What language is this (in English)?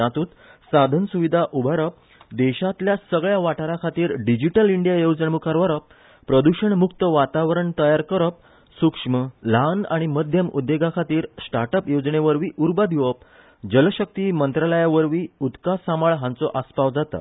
Konkani